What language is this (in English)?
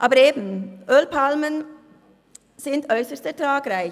Swiss German